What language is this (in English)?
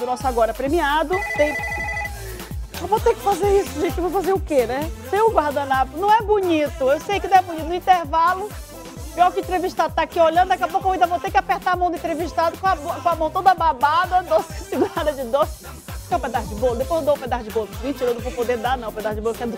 Portuguese